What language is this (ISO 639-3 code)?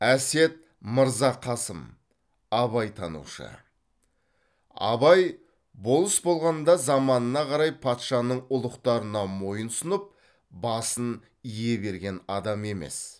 kaz